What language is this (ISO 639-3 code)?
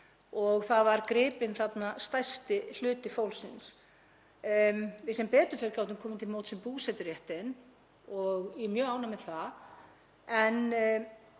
isl